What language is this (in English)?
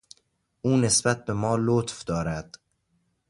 Persian